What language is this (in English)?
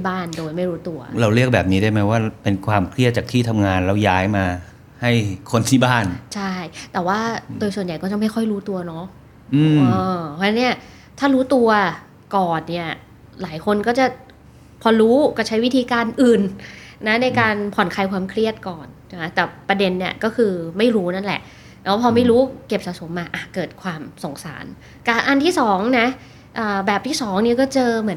Thai